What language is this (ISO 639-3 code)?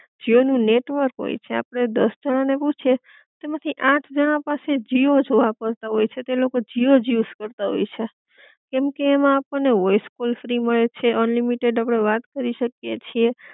guj